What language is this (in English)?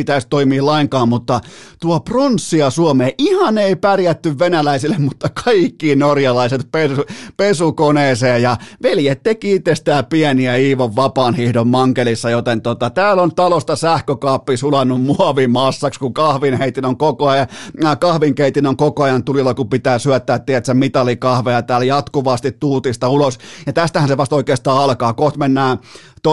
Finnish